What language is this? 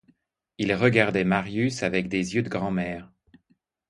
French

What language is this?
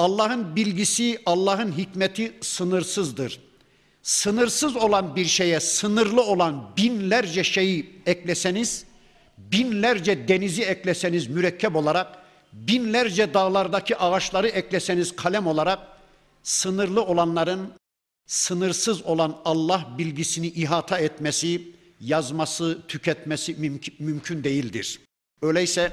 Turkish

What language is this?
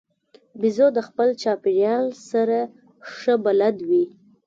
Pashto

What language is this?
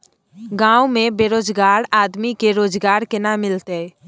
Maithili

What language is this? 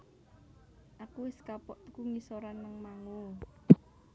Javanese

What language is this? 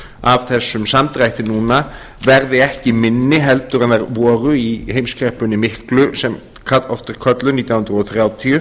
Icelandic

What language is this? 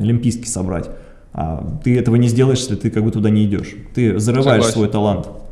Russian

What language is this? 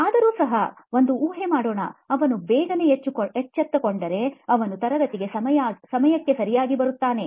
Kannada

